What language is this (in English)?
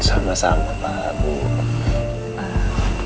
Indonesian